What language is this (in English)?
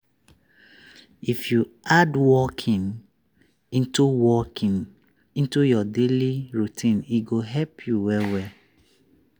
Nigerian Pidgin